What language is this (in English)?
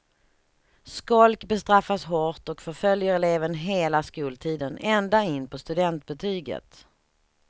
Swedish